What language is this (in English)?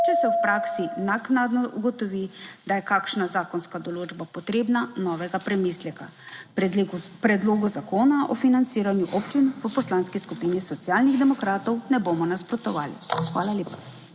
Slovenian